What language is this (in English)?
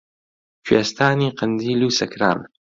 Central Kurdish